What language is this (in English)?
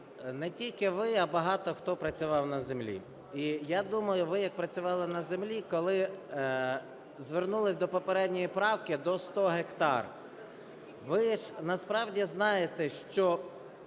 Ukrainian